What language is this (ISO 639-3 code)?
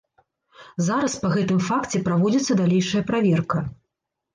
bel